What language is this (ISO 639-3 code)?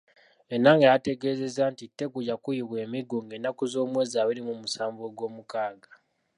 lug